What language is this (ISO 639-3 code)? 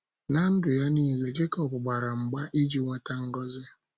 ibo